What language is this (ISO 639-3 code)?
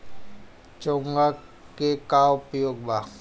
bho